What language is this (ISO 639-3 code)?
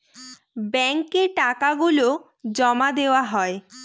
ben